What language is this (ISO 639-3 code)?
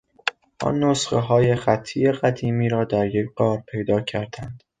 fas